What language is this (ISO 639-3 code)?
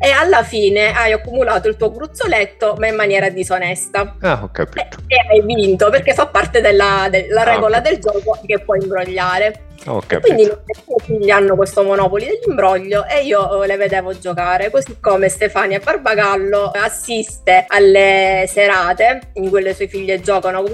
ita